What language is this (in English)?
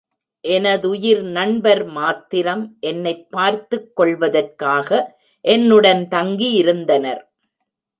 Tamil